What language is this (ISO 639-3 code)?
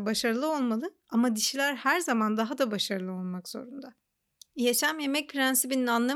tur